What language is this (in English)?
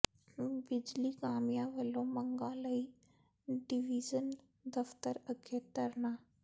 Punjabi